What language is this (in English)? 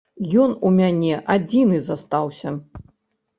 Belarusian